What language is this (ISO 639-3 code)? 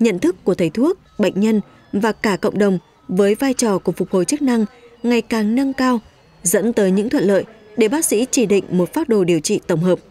vie